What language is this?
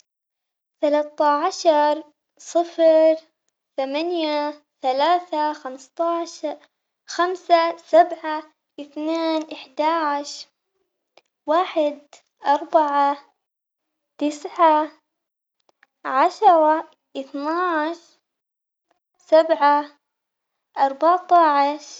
Omani Arabic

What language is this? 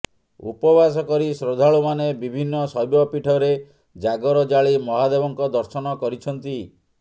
Odia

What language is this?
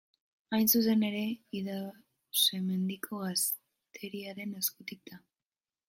Basque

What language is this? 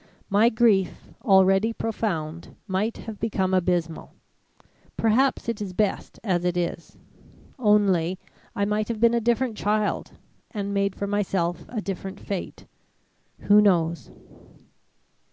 English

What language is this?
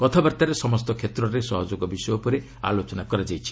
Odia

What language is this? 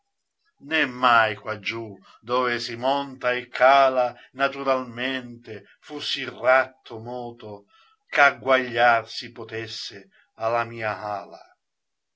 Italian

